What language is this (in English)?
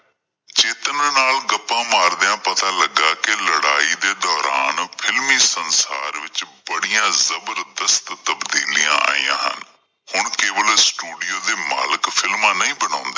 Punjabi